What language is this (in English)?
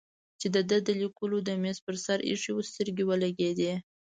Pashto